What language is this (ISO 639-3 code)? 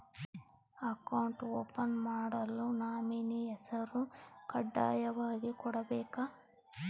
kan